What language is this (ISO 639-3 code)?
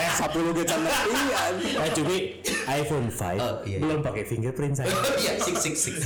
ind